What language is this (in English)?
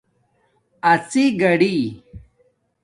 Domaaki